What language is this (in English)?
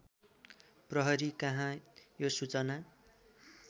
Nepali